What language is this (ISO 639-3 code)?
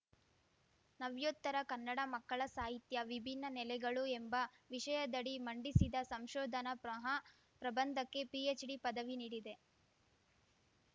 kan